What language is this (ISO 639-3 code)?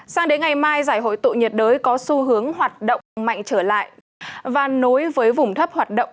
vie